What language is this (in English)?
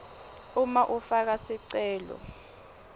Swati